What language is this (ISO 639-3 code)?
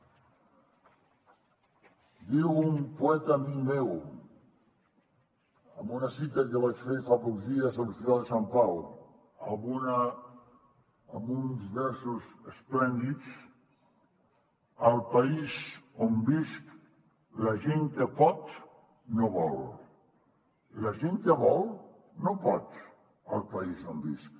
cat